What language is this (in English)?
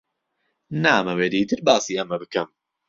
Central Kurdish